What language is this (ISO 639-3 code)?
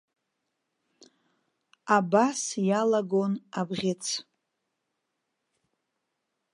abk